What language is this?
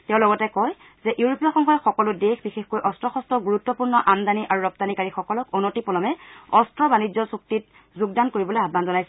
Assamese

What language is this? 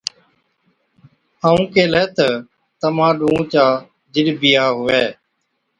Od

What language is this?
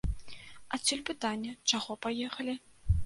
Belarusian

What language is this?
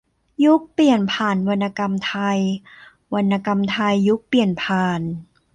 Thai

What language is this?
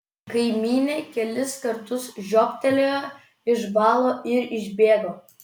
Lithuanian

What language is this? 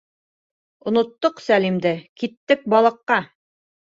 Bashkir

